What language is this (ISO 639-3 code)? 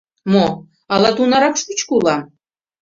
chm